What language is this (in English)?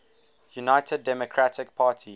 English